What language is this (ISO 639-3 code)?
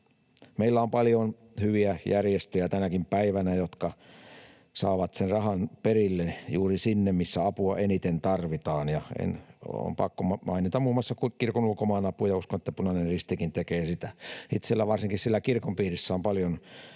fin